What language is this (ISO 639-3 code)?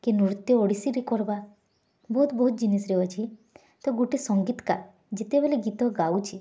ori